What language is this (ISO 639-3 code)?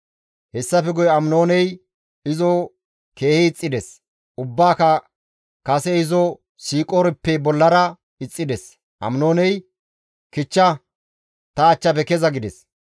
gmv